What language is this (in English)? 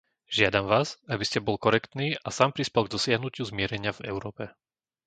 Slovak